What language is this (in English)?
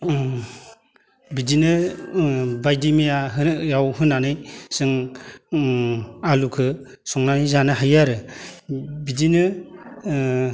Bodo